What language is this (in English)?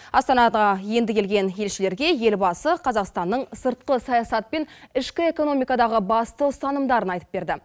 Kazakh